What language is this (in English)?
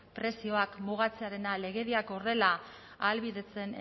Basque